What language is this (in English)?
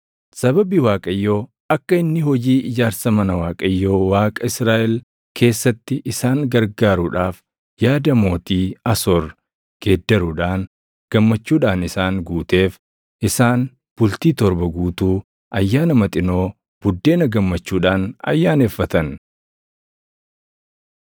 Oromo